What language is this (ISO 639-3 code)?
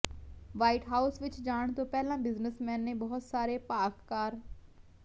pan